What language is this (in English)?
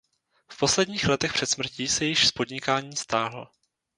Czech